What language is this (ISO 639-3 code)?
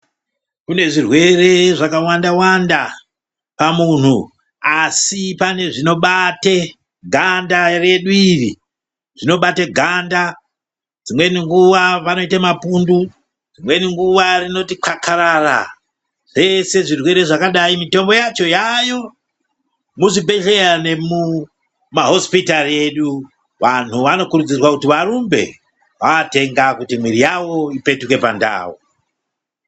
ndc